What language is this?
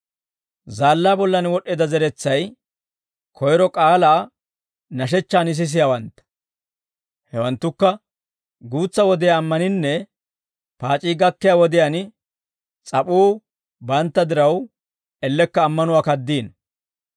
Dawro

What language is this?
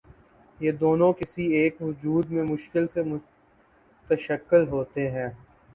Urdu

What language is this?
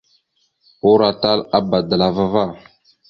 Mada (Cameroon)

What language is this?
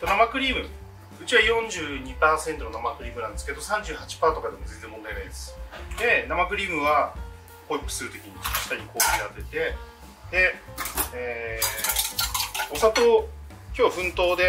Japanese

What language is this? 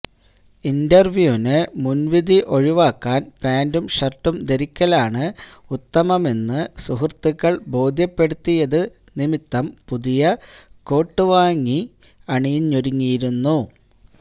Malayalam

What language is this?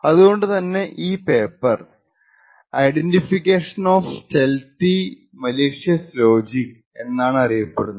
Malayalam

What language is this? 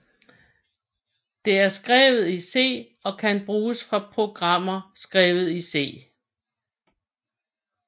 Danish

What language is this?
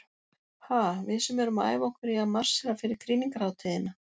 Icelandic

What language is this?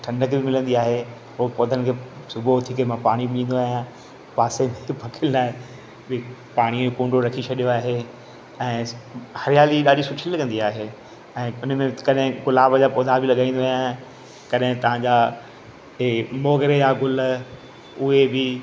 Sindhi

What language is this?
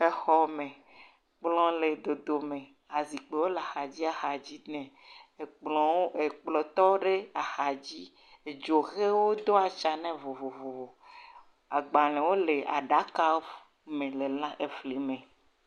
Ewe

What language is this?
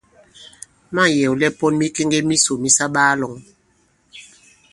Bankon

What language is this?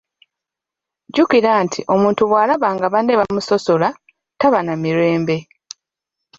Ganda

